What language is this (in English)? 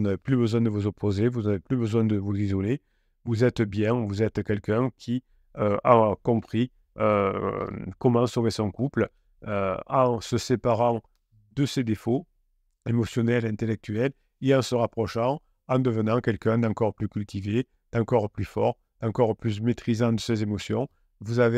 French